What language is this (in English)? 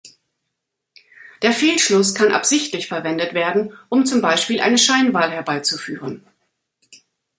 German